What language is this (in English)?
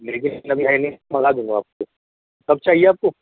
Urdu